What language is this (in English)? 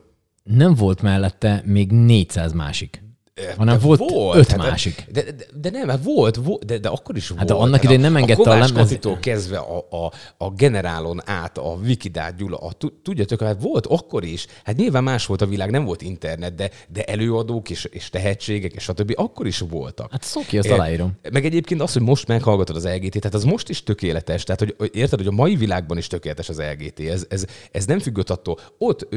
Hungarian